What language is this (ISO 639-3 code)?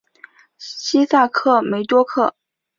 zho